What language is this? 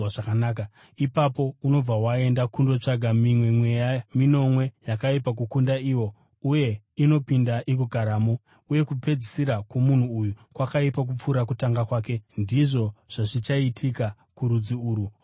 Shona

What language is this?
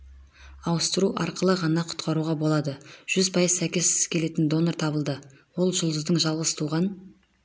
Kazakh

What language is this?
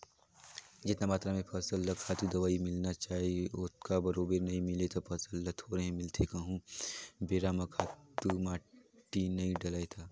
Chhattisgarhi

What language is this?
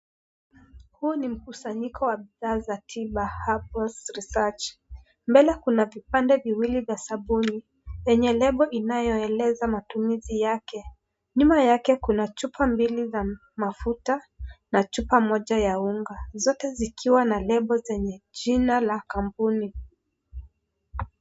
Swahili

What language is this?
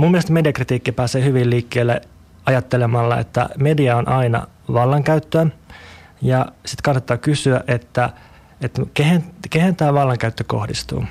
Finnish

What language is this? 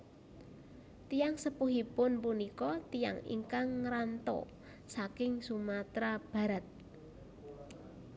Javanese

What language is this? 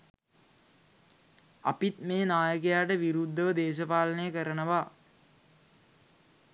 Sinhala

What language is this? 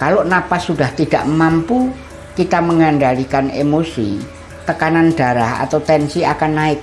Indonesian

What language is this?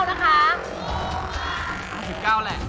Thai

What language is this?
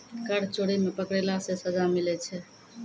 Maithili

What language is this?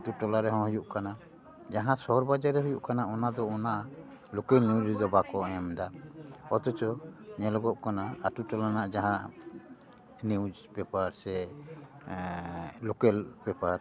Santali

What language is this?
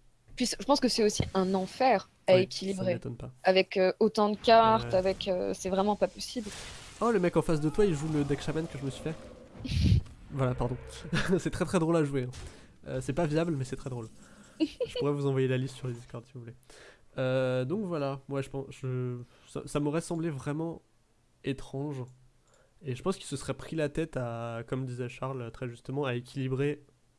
French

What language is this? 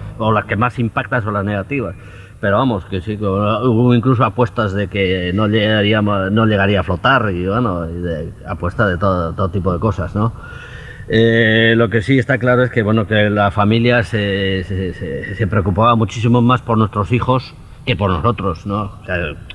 Spanish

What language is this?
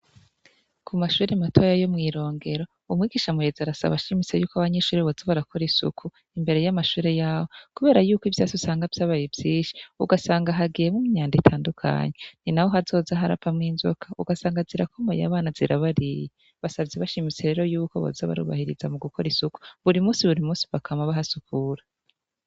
Rundi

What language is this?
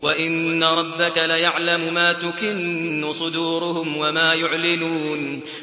Arabic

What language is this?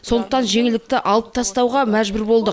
Kazakh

